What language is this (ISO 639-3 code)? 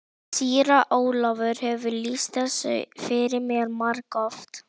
isl